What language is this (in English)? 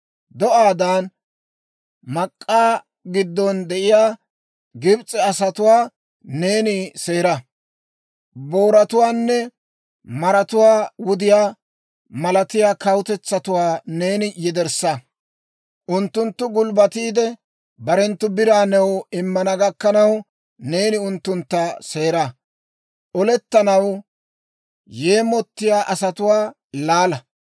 Dawro